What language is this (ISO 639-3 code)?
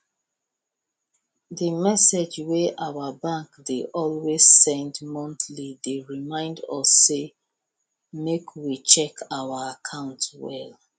pcm